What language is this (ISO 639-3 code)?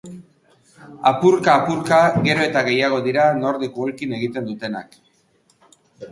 eus